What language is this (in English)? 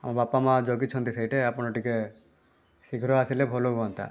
Odia